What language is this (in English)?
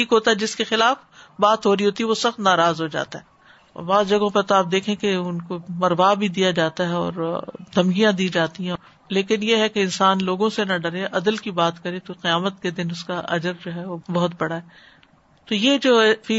Urdu